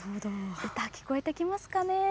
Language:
Japanese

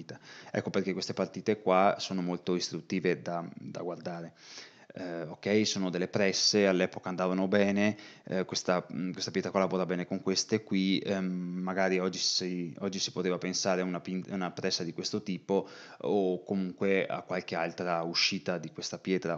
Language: Italian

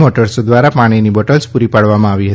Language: Gujarati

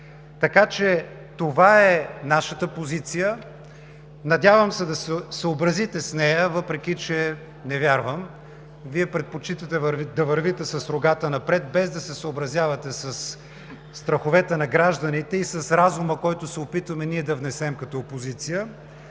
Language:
Bulgarian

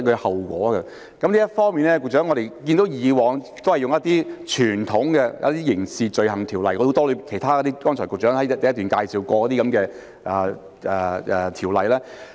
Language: Cantonese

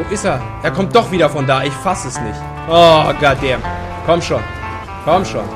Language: German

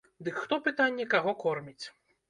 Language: Belarusian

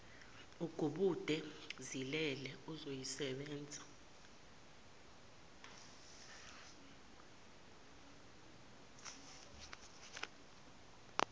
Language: Zulu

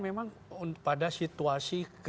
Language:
Indonesian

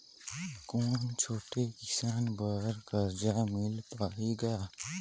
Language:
Chhattisgarhi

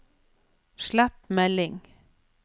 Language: Norwegian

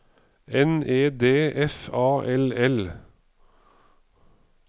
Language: Norwegian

